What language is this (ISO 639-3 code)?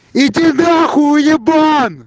rus